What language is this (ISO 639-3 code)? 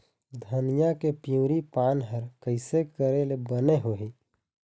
hne